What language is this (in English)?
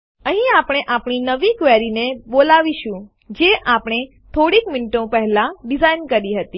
Gujarati